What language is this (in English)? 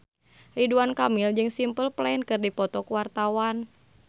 Sundanese